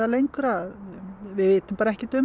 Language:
Icelandic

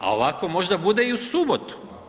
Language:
Croatian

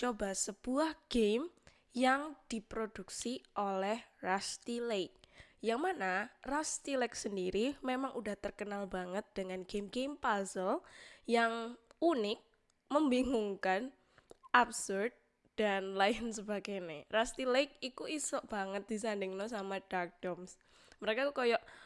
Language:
Indonesian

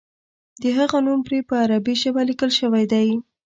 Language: Pashto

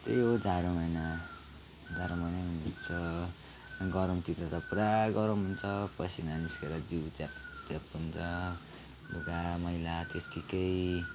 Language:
Nepali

